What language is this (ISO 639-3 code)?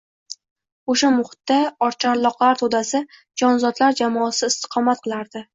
uzb